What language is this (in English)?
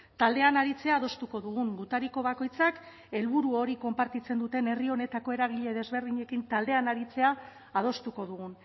Basque